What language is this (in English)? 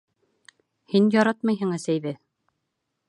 Bashkir